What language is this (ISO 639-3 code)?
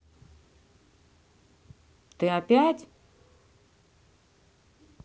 rus